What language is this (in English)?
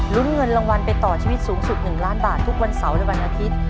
Thai